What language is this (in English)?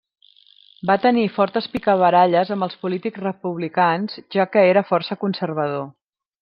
Catalan